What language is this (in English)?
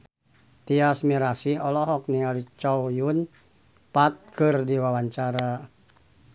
Sundanese